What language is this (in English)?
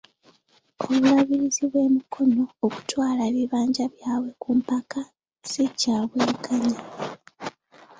Ganda